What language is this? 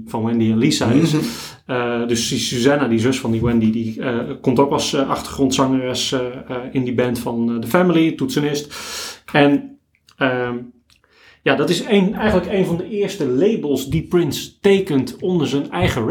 Dutch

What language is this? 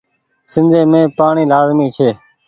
Goaria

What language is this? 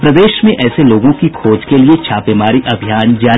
Hindi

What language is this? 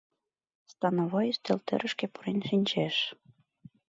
Mari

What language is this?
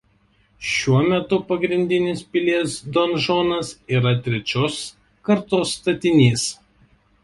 Lithuanian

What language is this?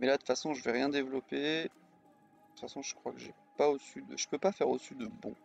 French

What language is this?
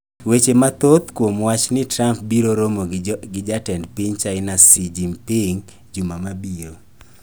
Luo (Kenya and Tanzania)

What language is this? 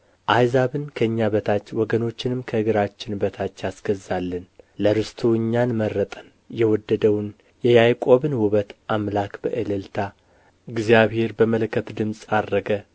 Amharic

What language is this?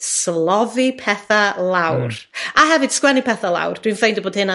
Welsh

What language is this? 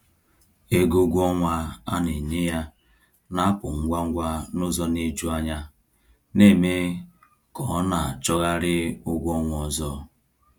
Igbo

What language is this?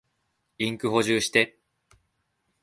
Japanese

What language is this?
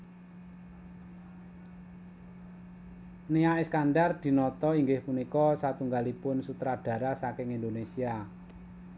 Javanese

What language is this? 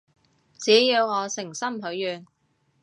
Cantonese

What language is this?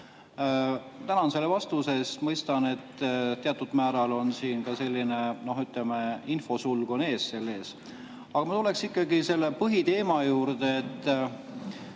Estonian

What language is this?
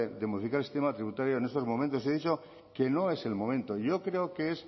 Spanish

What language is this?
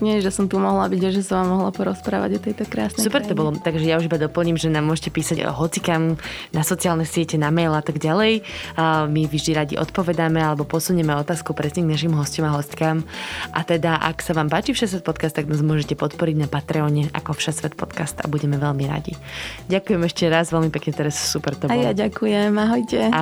Slovak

